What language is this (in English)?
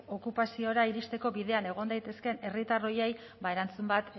Basque